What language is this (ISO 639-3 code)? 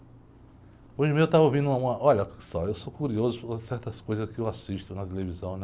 por